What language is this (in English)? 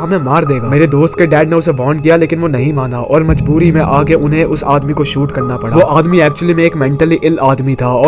Hindi